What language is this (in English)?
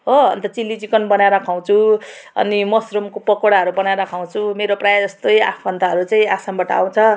Nepali